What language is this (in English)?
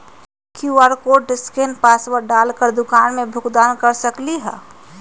Magahi